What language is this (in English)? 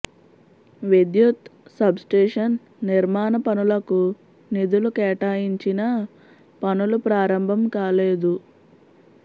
Telugu